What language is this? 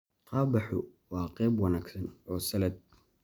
Somali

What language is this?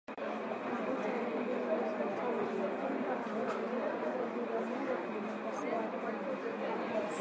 Swahili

